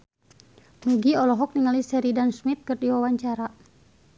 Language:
Sundanese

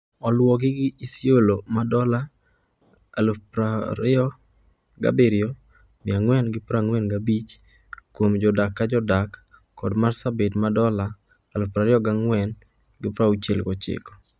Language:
Luo (Kenya and Tanzania)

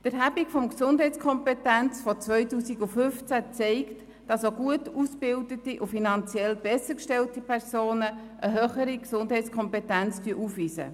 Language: Swiss German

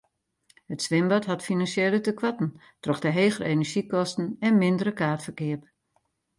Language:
Western Frisian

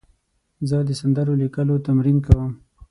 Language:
Pashto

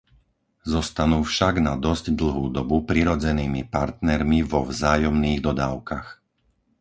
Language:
Slovak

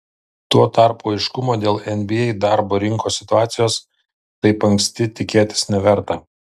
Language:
Lithuanian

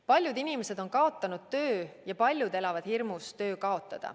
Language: Estonian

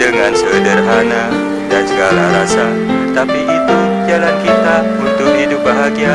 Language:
Indonesian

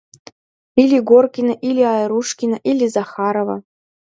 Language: Mari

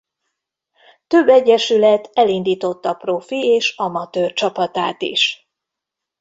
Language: Hungarian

